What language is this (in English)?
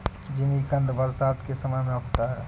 Hindi